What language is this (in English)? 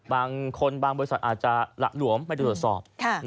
Thai